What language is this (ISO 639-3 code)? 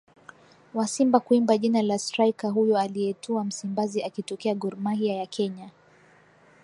swa